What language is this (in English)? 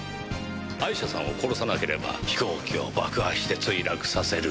Japanese